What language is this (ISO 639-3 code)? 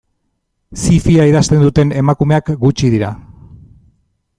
eus